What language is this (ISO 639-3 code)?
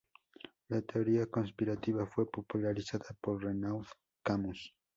spa